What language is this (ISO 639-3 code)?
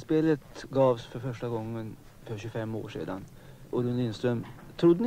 swe